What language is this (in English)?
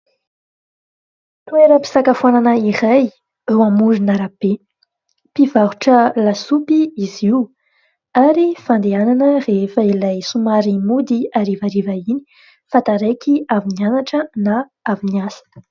Malagasy